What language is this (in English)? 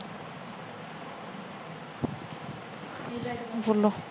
Punjabi